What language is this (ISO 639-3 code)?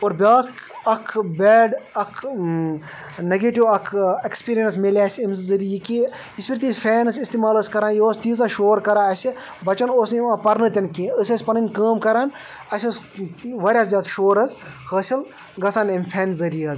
kas